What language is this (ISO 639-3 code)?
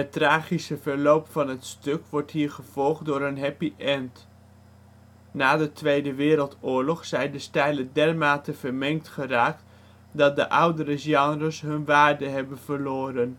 nld